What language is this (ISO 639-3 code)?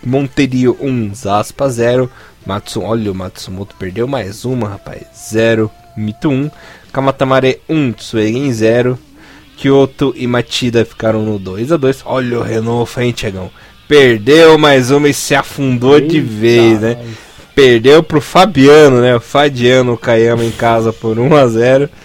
por